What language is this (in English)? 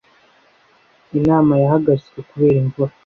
Kinyarwanda